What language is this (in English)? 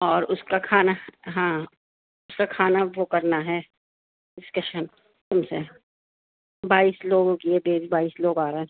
Urdu